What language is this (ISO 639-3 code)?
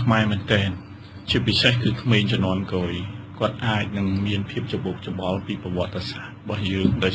tha